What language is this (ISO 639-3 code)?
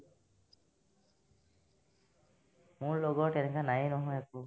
asm